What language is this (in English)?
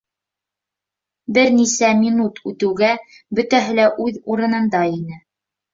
Bashkir